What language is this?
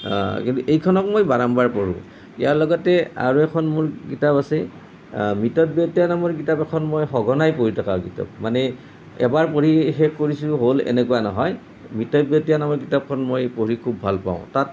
Assamese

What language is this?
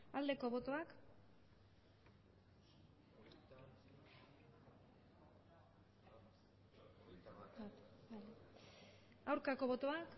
Basque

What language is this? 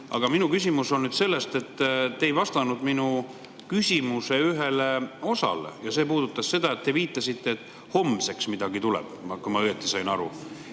Estonian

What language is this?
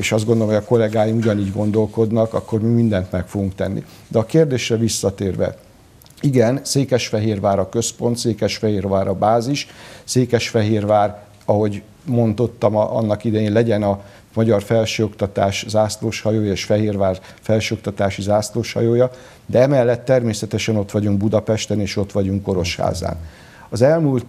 Hungarian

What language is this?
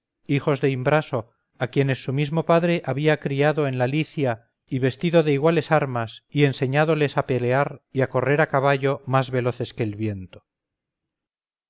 Spanish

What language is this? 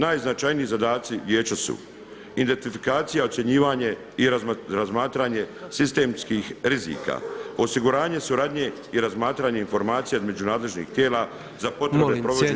Croatian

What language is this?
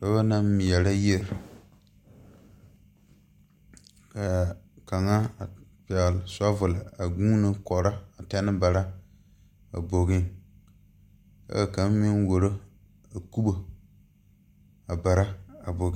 Southern Dagaare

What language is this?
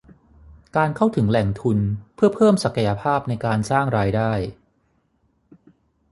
Thai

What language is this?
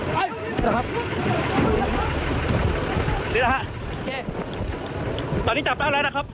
Thai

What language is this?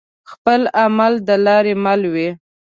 Pashto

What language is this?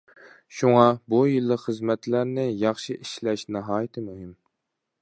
Uyghur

